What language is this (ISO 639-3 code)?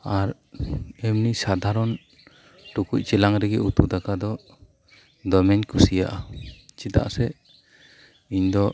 sat